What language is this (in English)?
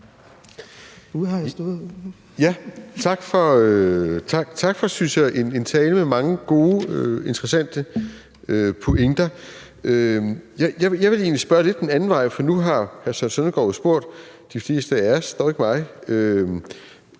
Danish